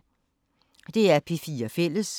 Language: Danish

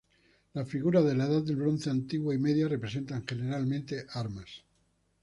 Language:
Spanish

